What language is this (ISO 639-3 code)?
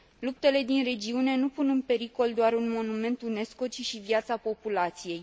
ron